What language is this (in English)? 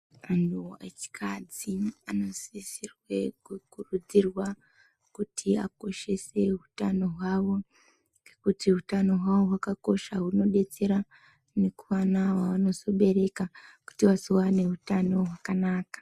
Ndau